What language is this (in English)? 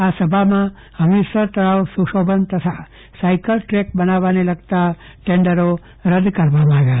Gujarati